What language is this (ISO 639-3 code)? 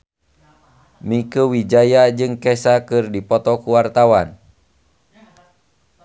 sun